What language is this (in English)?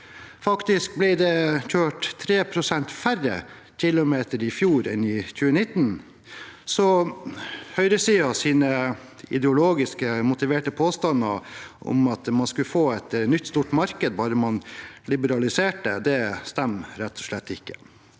Norwegian